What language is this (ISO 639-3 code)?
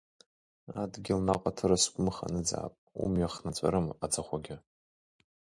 abk